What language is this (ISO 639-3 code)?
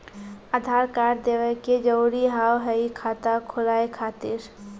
mai